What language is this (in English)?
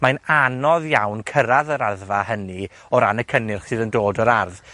Welsh